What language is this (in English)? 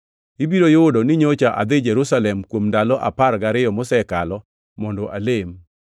Luo (Kenya and Tanzania)